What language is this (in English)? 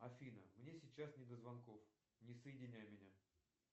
Russian